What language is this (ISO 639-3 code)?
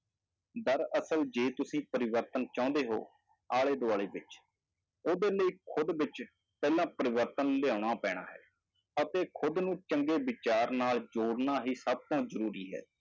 pan